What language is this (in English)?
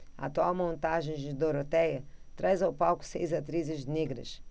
Portuguese